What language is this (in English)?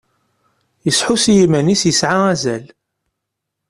Kabyle